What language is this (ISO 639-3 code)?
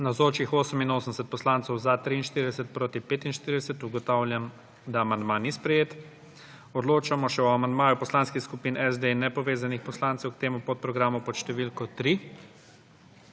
slv